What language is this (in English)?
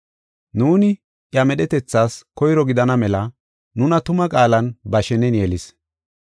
Gofa